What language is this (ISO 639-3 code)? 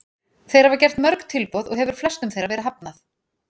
isl